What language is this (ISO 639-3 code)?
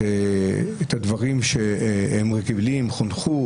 heb